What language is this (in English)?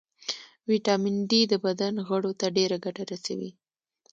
Pashto